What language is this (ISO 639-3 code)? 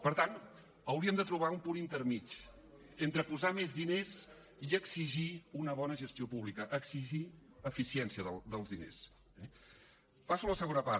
cat